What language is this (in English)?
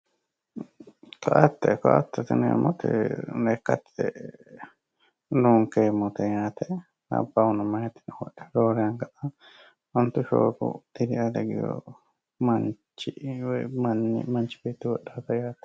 Sidamo